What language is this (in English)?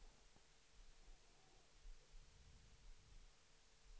Swedish